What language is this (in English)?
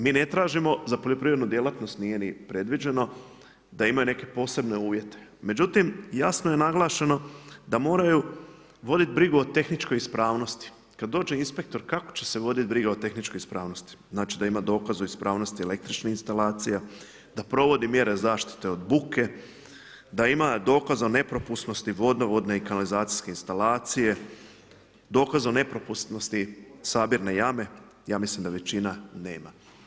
Croatian